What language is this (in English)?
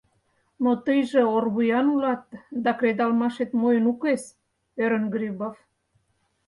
Mari